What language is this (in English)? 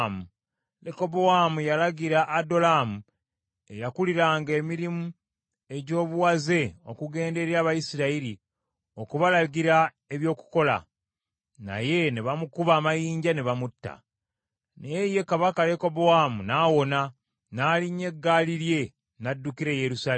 Ganda